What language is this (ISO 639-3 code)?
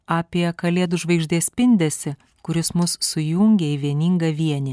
lit